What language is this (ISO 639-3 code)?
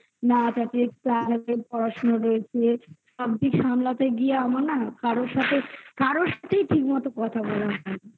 ben